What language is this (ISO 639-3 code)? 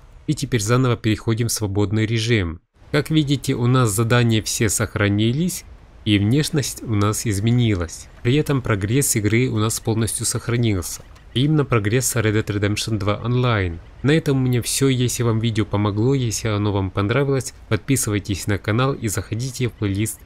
rus